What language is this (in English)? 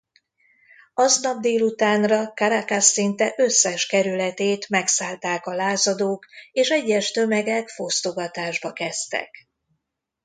Hungarian